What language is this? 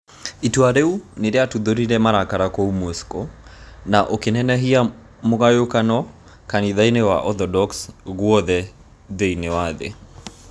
Kikuyu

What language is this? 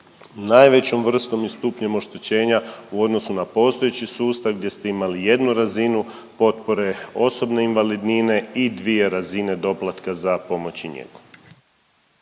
Croatian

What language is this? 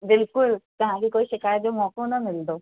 Sindhi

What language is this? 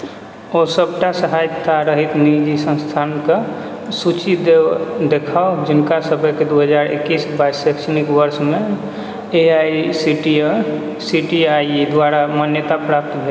Maithili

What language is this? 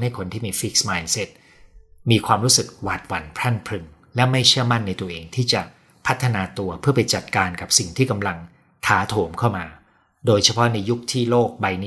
Thai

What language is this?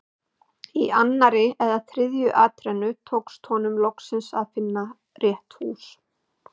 Icelandic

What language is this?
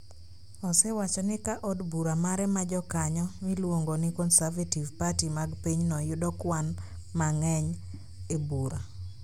Luo (Kenya and Tanzania)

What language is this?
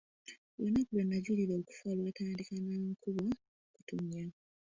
Ganda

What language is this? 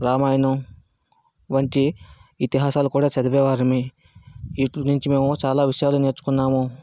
Telugu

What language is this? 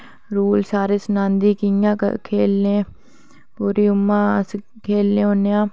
Dogri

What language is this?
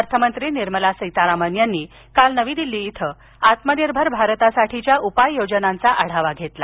Marathi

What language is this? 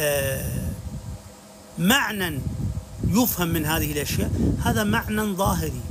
Arabic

